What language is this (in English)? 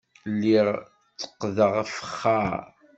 Kabyle